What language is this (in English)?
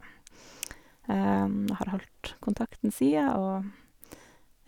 Norwegian